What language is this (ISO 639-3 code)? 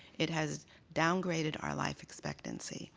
eng